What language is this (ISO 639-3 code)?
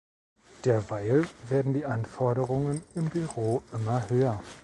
deu